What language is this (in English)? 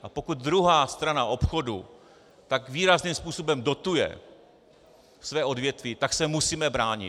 Czech